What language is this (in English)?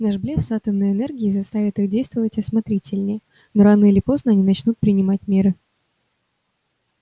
Russian